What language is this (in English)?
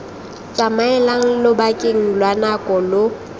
Tswana